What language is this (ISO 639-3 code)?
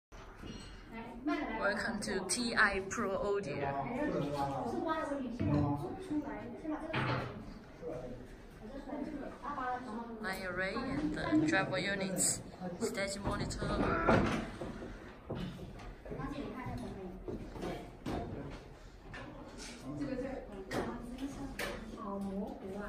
eng